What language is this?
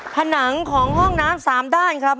Thai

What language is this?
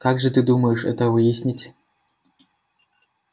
Russian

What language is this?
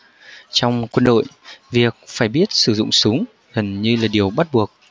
Vietnamese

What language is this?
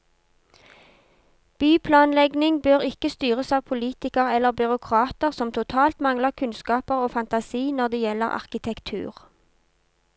Norwegian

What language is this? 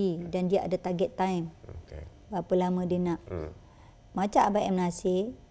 Malay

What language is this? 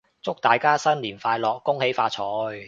Cantonese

